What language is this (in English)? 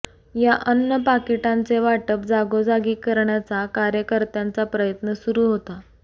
Marathi